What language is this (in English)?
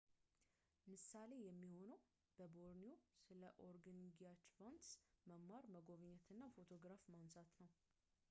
Amharic